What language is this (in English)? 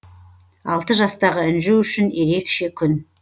Kazakh